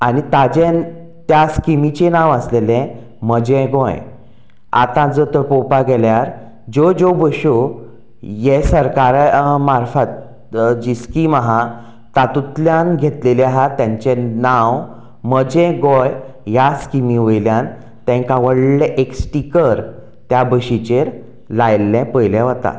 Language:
Konkani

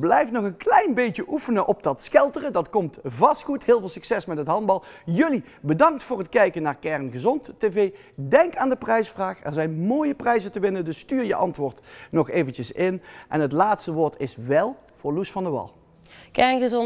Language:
Dutch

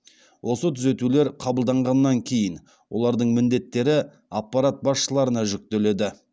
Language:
Kazakh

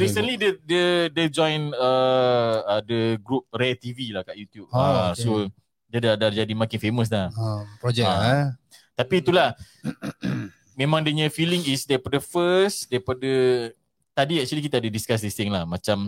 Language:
Malay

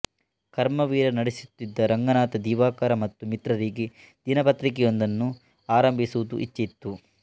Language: Kannada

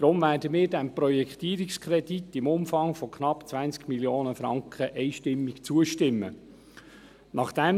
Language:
Swiss German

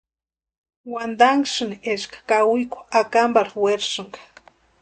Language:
Western Highland Purepecha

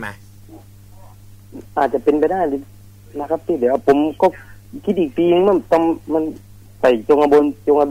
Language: Thai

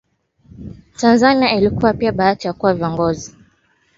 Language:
Swahili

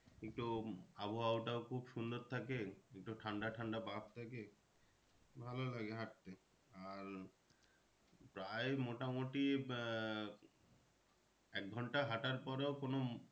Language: Bangla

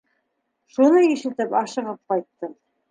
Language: Bashkir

